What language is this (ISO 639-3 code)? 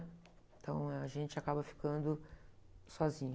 por